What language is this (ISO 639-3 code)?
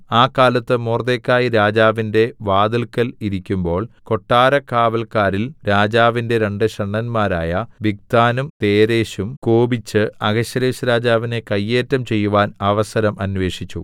mal